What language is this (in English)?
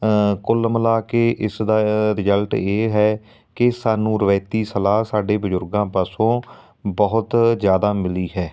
Punjabi